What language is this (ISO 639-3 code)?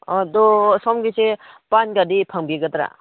mni